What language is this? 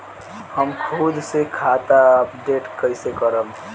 Bhojpuri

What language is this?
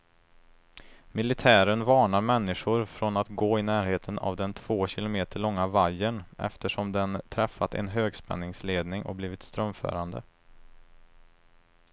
Swedish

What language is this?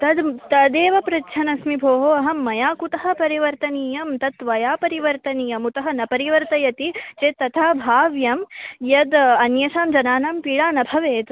Sanskrit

